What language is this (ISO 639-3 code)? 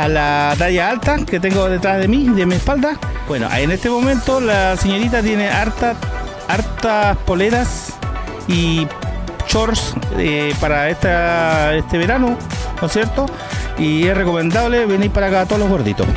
spa